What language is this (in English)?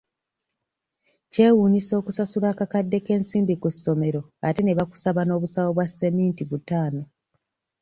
Ganda